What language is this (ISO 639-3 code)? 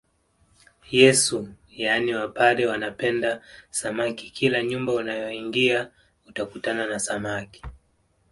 swa